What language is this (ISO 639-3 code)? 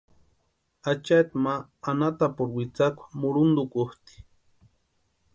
pua